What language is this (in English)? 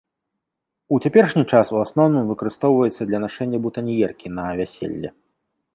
Belarusian